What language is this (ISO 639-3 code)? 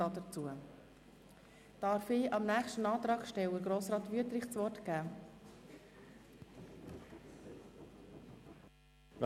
gsw